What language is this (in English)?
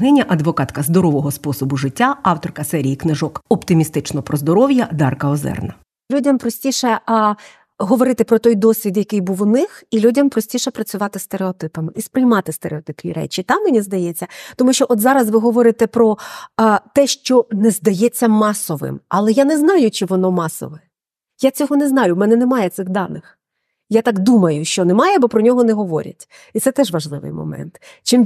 Ukrainian